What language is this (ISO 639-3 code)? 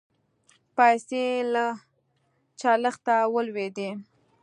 pus